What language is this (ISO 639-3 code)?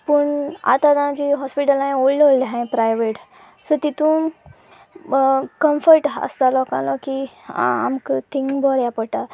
kok